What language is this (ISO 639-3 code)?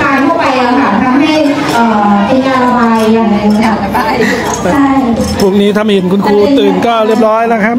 tha